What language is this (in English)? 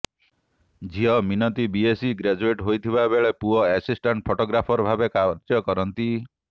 Odia